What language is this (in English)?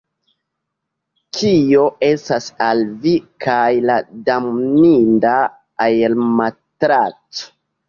Esperanto